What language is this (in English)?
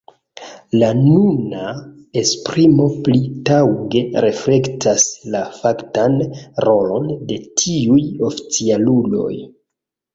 Esperanto